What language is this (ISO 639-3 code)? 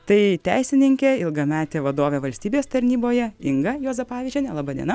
lit